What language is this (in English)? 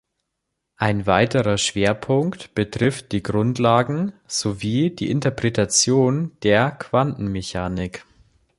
German